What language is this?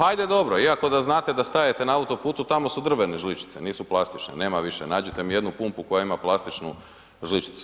Croatian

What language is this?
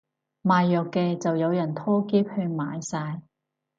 Cantonese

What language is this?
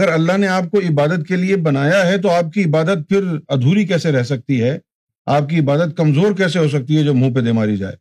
Urdu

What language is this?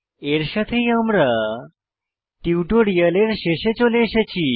Bangla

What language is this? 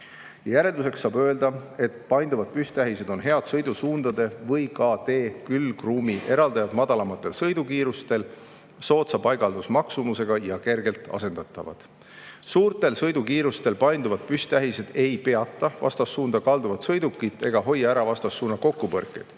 Estonian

